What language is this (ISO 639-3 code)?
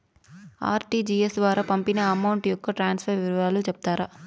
tel